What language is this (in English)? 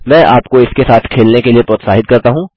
Hindi